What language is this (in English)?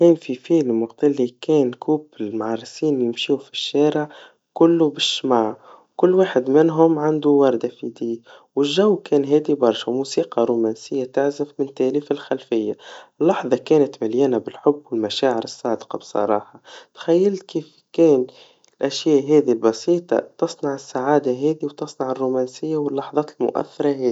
Tunisian Arabic